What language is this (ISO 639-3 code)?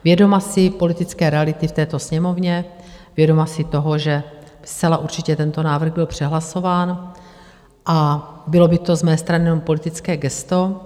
ces